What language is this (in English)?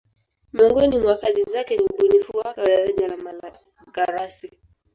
Swahili